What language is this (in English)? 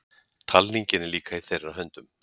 Icelandic